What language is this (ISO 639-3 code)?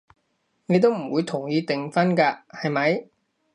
yue